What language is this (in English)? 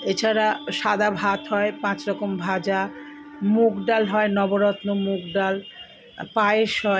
Bangla